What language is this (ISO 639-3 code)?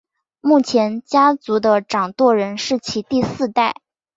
zho